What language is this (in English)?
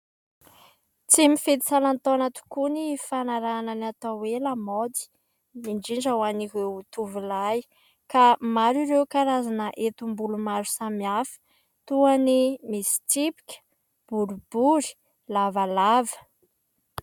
Malagasy